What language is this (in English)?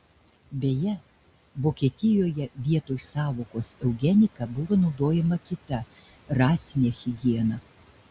Lithuanian